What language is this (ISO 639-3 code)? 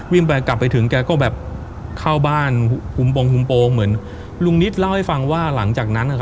tha